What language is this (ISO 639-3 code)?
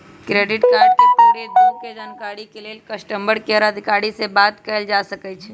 mag